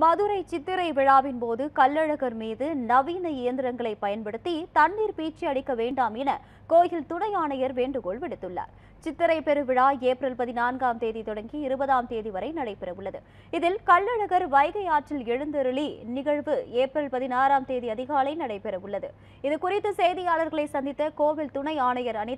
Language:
Korean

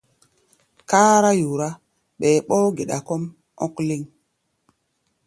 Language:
Gbaya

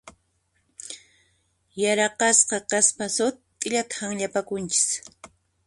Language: Puno Quechua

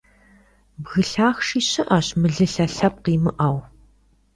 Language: Kabardian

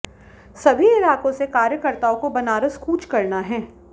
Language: Hindi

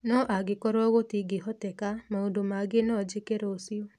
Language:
Kikuyu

